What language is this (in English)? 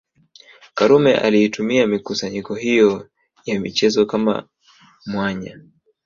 Swahili